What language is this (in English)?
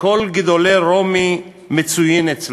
Hebrew